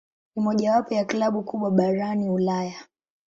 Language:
Swahili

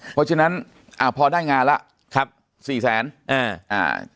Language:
Thai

